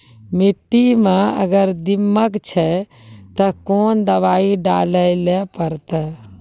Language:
Maithili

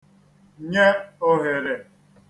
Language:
Igbo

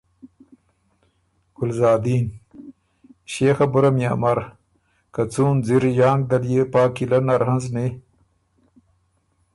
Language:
Ormuri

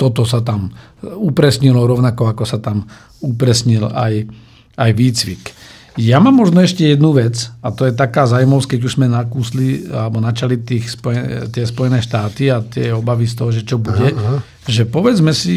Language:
Slovak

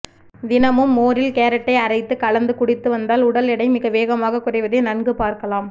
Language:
Tamil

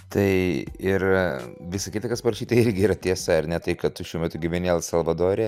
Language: Lithuanian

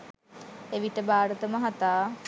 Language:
Sinhala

